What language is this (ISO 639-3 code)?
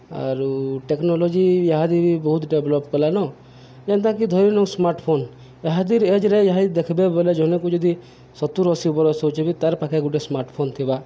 ori